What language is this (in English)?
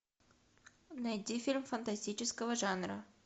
Russian